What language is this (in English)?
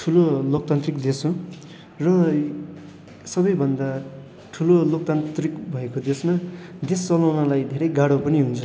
Nepali